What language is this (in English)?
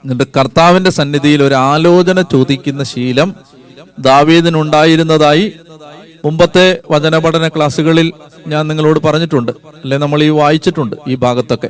Malayalam